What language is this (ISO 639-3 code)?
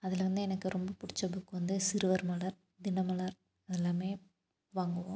tam